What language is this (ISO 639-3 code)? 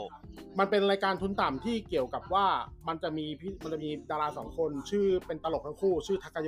tha